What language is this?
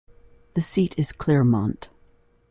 English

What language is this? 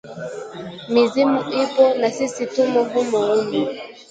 Swahili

